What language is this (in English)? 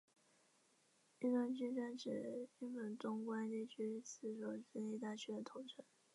Chinese